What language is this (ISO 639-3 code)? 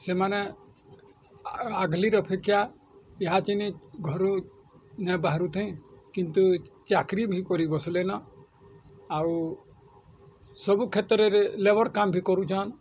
ori